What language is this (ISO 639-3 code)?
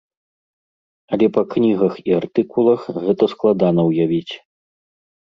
bel